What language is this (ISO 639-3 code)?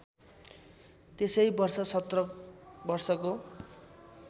nep